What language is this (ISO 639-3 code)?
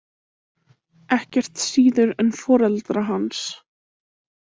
isl